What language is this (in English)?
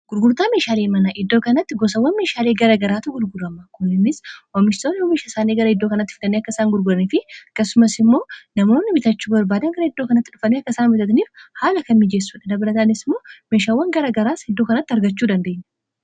Oromo